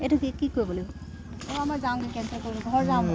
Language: Assamese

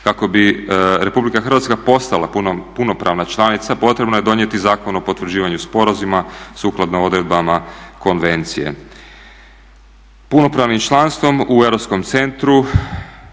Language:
Croatian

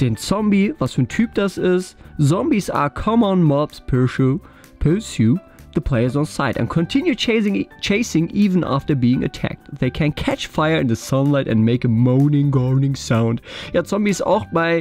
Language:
German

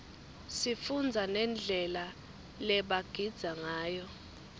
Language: Swati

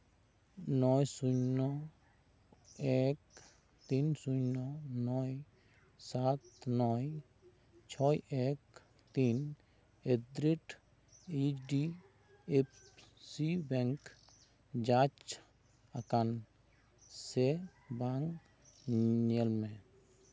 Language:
Santali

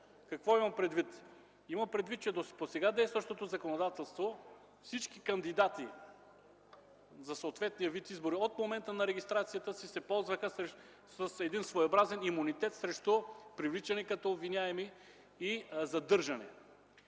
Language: Bulgarian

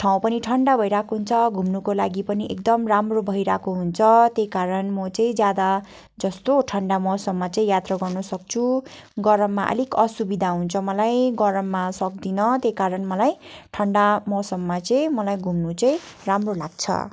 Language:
Nepali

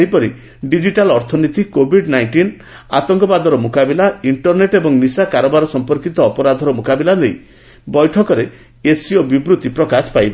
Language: Odia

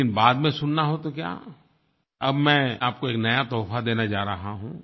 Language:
Hindi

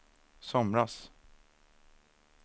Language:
Swedish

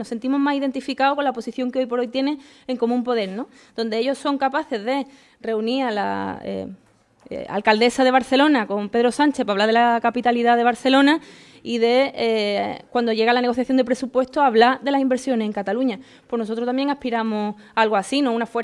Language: Spanish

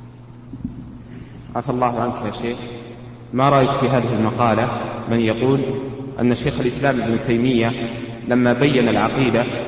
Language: Arabic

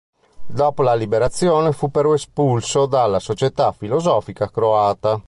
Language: Italian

